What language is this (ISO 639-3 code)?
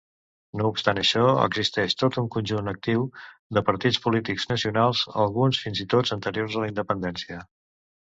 cat